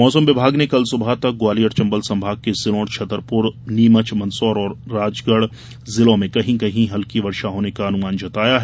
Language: Hindi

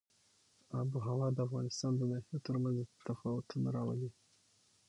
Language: Pashto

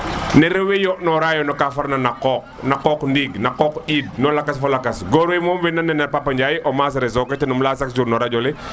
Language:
Serer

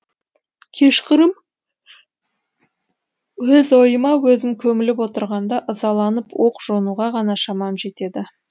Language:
Kazakh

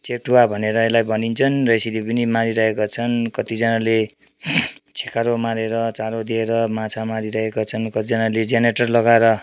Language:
Nepali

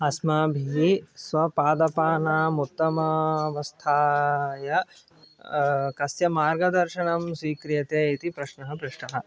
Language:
Sanskrit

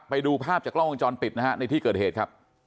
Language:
Thai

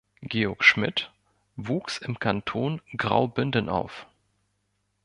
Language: German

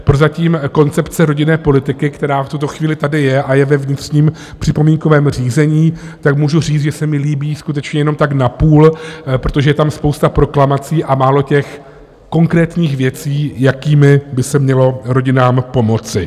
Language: Czech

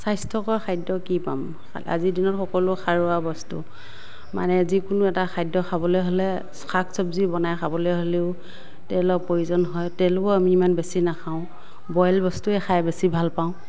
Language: Assamese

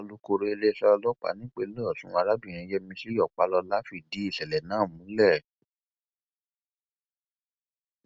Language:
Yoruba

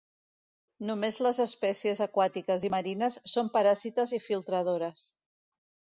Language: Catalan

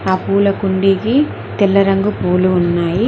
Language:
Telugu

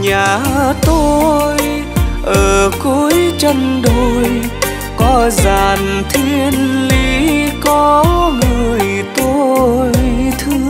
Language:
Vietnamese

